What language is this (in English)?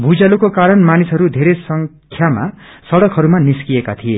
Nepali